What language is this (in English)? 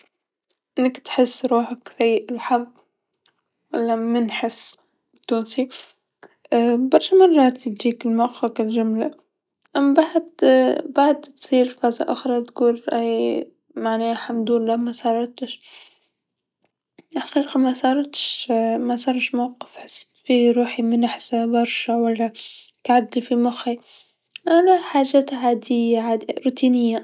Tunisian Arabic